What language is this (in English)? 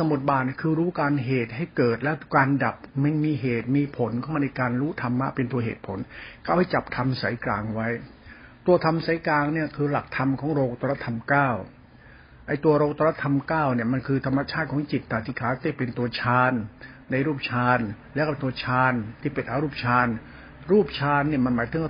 Thai